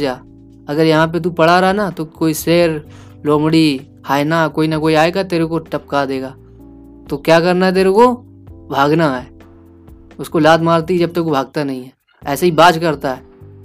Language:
Hindi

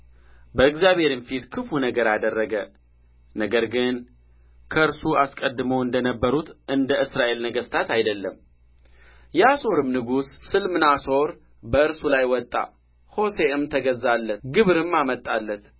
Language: Amharic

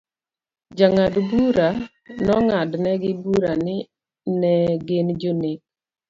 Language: Luo (Kenya and Tanzania)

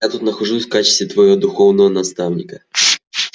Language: Russian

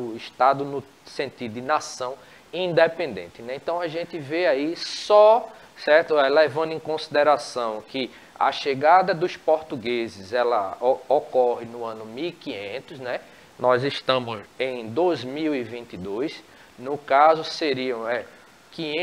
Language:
Portuguese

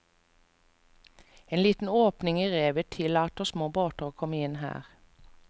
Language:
Norwegian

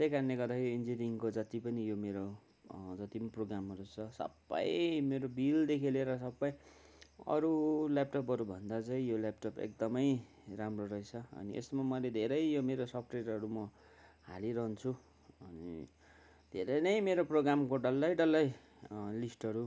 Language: Nepali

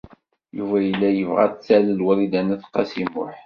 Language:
Kabyle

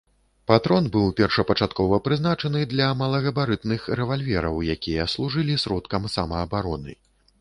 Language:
Belarusian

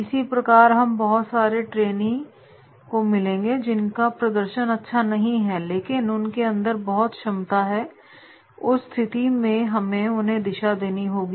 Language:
Hindi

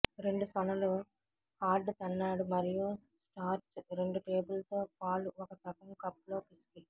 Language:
Telugu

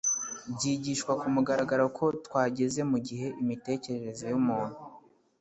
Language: Kinyarwanda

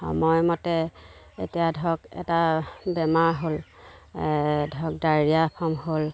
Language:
Assamese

